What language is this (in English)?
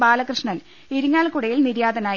Malayalam